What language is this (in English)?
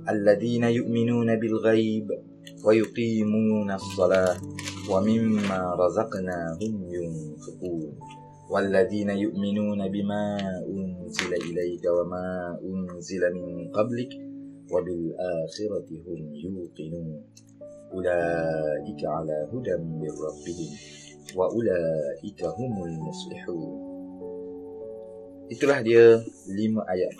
Malay